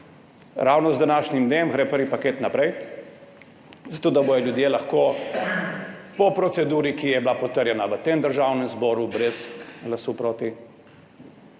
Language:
Slovenian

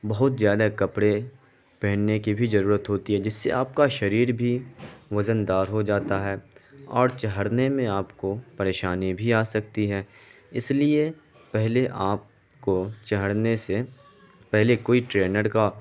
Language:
Urdu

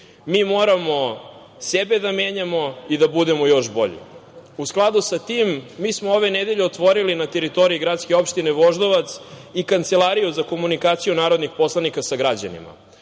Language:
Serbian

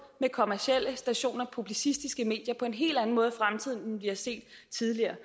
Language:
Danish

